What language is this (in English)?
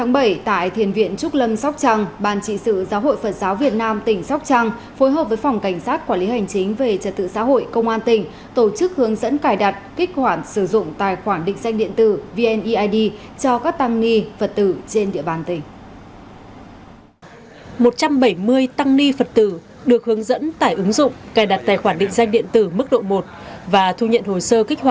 Vietnamese